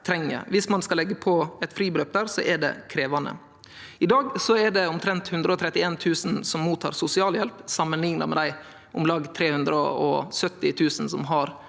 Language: Norwegian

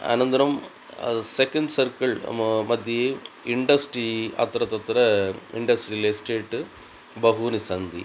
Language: Sanskrit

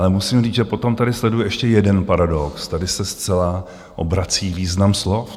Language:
Czech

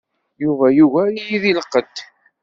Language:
Kabyle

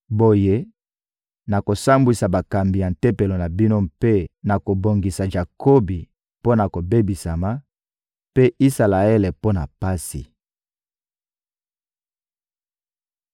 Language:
Lingala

